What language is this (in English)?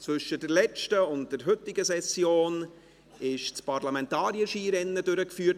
Swiss German